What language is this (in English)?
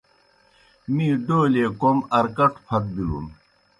Kohistani Shina